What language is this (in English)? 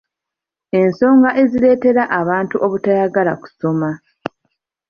Ganda